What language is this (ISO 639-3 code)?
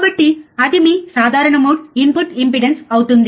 tel